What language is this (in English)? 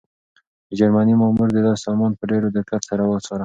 Pashto